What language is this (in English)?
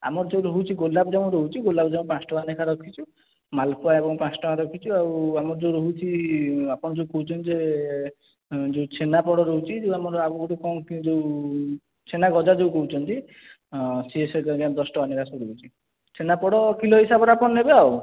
Odia